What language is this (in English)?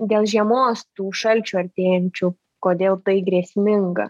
Lithuanian